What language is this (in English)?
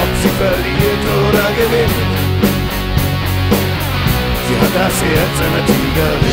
Latvian